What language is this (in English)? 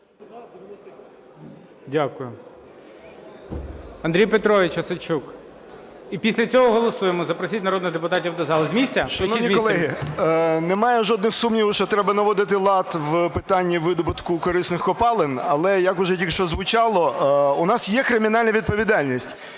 Ukrainian